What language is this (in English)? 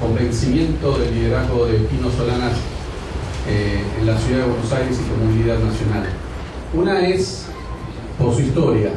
Spanish